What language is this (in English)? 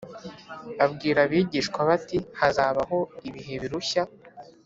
Kinyarwanda